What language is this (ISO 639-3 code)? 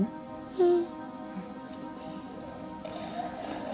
jpn